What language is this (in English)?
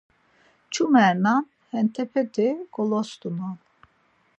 Laz